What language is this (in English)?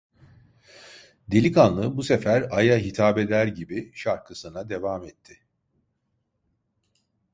Turkish